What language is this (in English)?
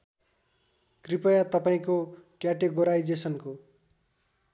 Nepali